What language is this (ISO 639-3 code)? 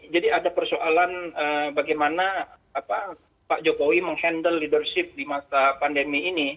ind